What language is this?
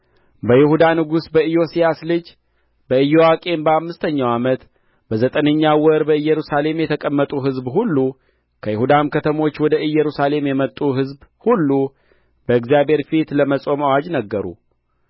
Amharic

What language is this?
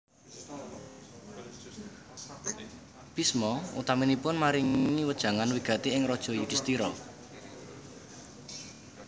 Javanese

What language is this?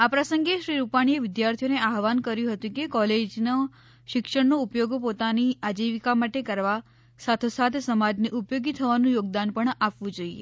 Gujarati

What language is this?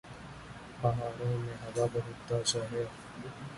Urdu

